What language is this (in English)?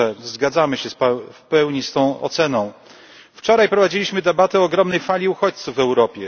Polish